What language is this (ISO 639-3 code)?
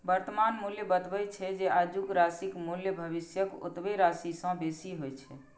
mai